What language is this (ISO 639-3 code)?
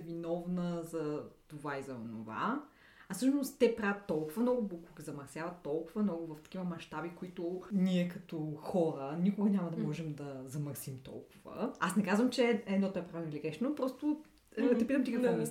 bul